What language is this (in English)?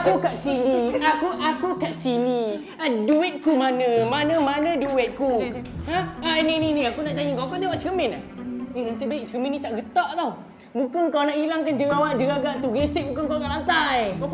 Malay